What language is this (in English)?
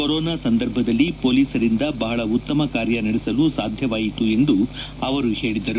Kannada